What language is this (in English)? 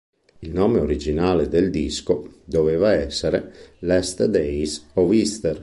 Italian